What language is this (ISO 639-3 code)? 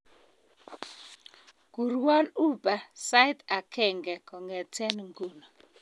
kln